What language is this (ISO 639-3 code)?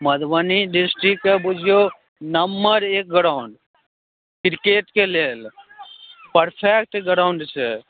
mai